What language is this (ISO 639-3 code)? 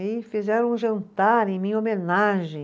por